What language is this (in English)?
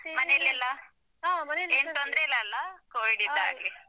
Kannada